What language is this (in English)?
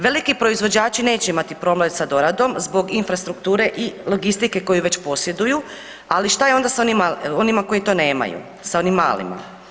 Croatian